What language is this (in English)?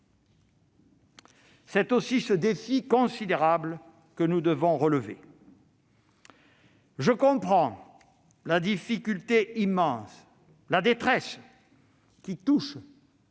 French